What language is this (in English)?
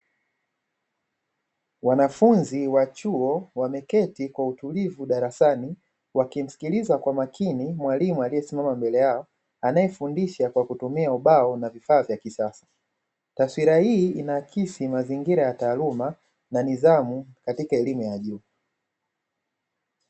Swahili